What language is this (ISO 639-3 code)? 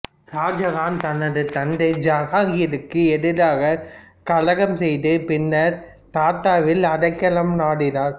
tam